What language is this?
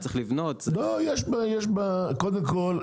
Hebrew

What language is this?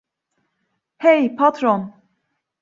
Turkish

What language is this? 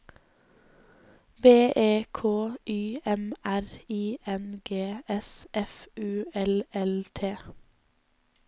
Norwegian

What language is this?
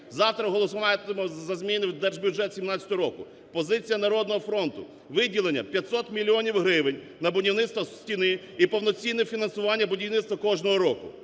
Ukrainian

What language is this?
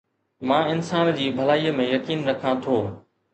Sindhi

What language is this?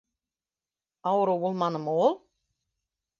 Bashkir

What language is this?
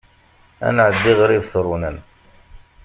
Kabyle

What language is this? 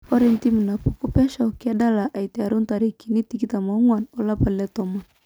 Masai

